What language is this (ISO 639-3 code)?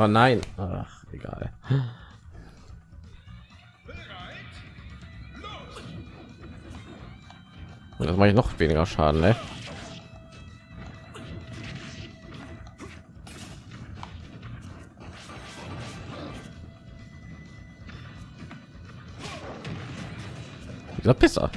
deu